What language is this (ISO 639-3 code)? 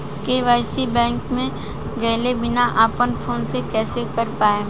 bho